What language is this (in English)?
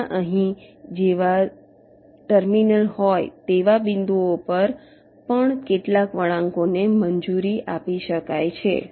Gujarati